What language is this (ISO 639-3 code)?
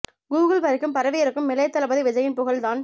tam